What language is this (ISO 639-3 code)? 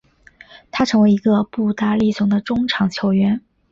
zho